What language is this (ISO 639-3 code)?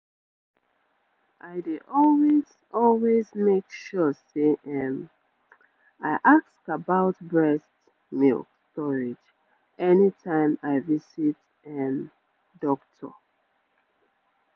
pcm